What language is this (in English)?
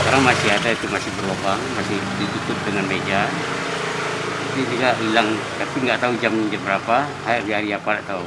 Indonesian